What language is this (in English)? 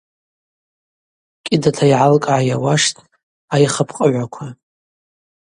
Abaza